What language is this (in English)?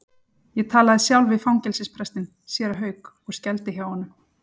Icelandic